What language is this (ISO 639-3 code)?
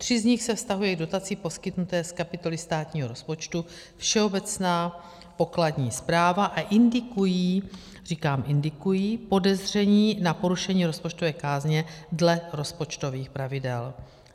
ces